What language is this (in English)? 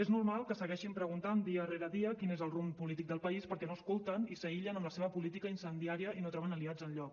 Catalan